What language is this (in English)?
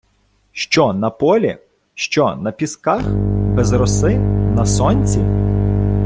Ukrainian